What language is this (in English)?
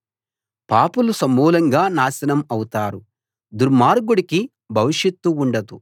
Telugu